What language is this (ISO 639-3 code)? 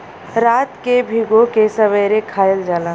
bho